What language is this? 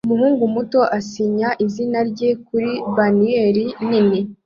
Kinyarwanda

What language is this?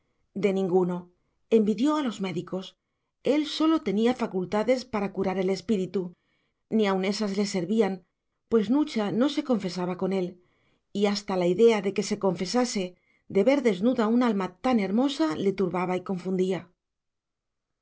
Spanish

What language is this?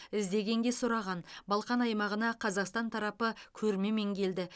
Kazakh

